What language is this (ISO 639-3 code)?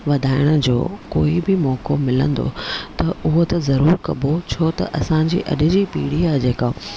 snd